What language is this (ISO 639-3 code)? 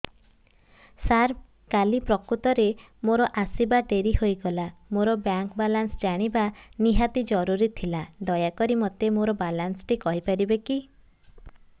ori